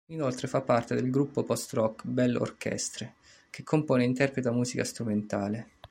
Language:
Italian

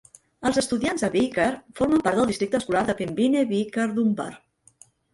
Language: Catalan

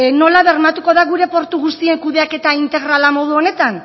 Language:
Basque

